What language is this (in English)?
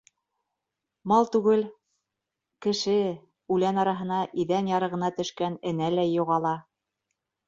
Bashkir